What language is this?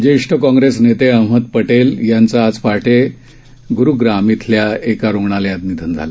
Marathi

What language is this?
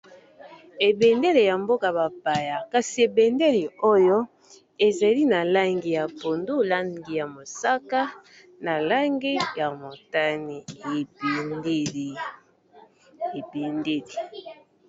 Lingala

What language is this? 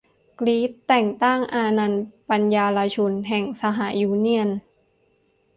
Thai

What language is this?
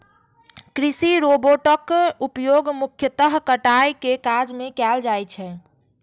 Maithili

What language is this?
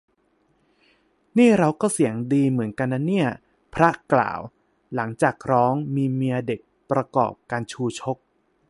Thai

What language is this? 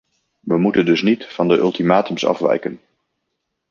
Dutch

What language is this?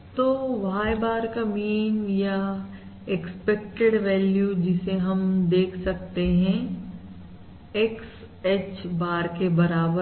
Hindi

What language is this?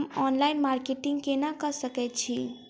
Maithili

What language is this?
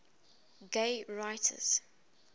English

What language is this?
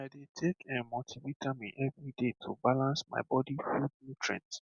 Nigerian Pidgin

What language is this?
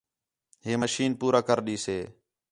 Khetrani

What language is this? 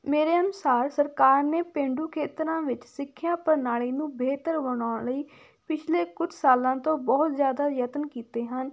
Punjabi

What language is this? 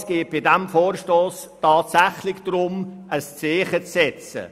Swiss German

